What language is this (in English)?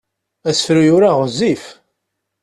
Kabyle